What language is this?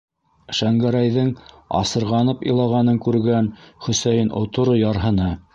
Bashkir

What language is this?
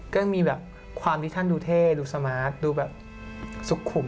Thai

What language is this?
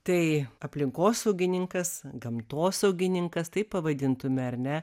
Lithuanian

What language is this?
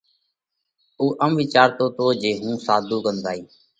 Parkari Koli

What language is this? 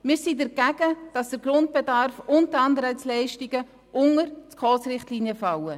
Swiss German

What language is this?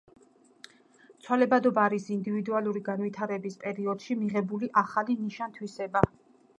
Georgian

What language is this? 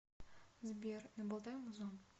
Russian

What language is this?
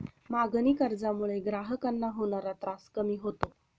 Marathi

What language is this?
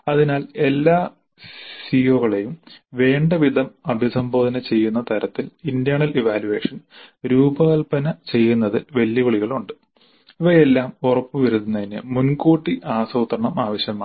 Malayalam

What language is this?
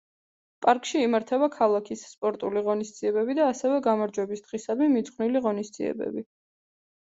Georgian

